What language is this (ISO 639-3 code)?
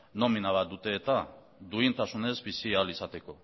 eus